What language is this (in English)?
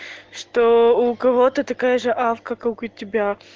Russian